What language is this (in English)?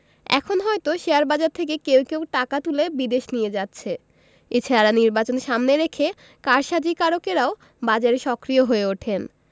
Bangla